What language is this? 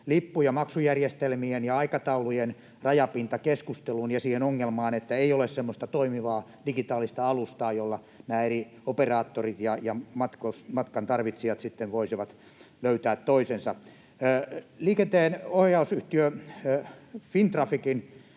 Finnish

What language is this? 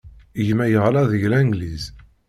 Kabyle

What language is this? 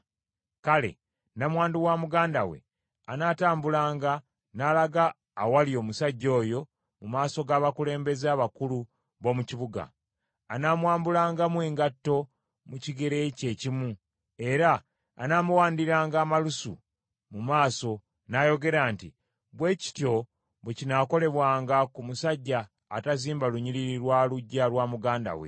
Ganda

